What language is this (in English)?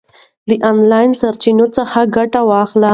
Pashto